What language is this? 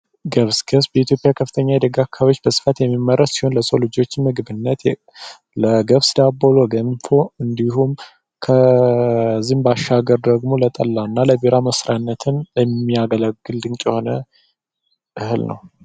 Amharic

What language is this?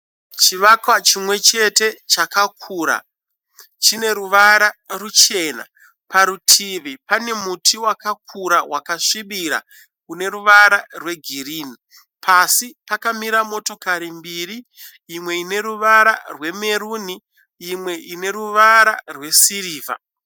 Shona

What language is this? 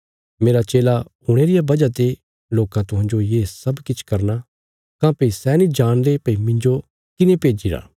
Bilaspuri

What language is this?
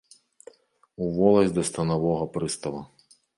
Belarusian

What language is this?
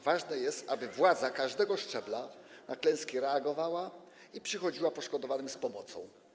Polish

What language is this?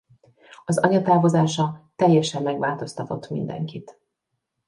Hungarian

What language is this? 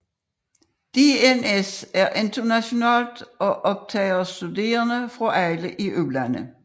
Danish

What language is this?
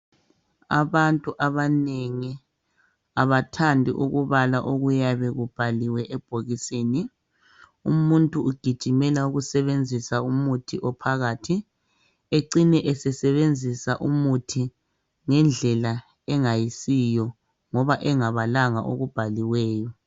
North Ndebele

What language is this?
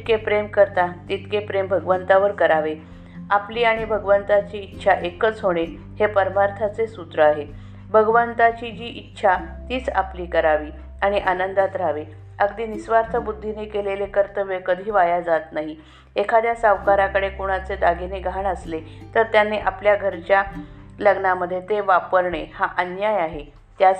Marathi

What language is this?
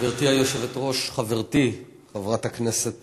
Hebrew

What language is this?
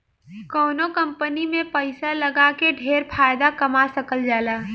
Bhojpuri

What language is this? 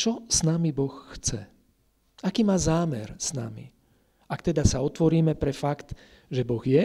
Slovak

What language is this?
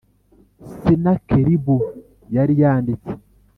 Kinyarwanda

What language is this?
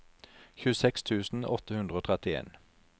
Norwegian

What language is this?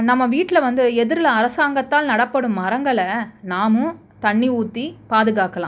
Tamil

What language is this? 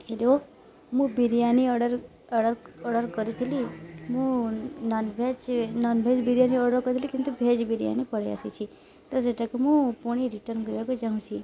Odia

